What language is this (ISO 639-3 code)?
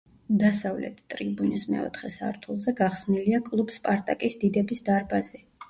kat